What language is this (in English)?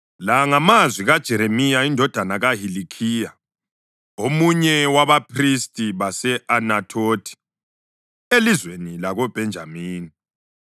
North Ndebele